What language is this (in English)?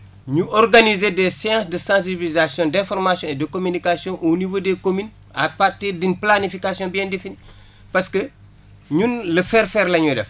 Wolof